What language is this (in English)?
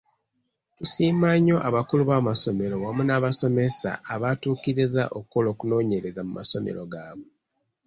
Ganda